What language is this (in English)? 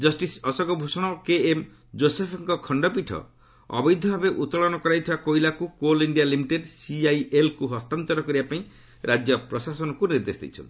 Odia